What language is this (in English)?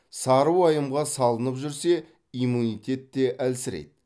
Kazakh